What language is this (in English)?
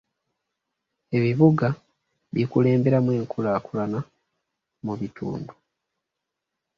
Ganda